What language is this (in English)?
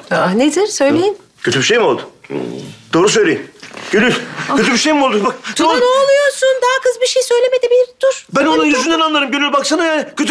Turkish